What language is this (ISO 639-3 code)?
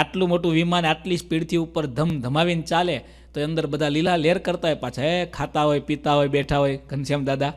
hin